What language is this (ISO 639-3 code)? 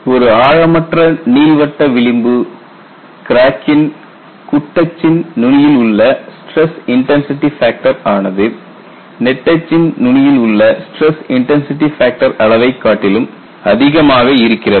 tam